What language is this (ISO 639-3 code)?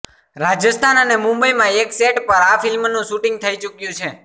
guj